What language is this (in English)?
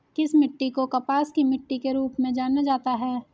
Hindi